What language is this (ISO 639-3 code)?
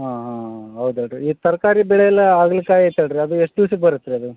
kan